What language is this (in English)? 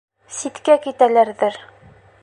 Bashkir